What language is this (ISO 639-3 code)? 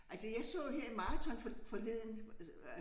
dan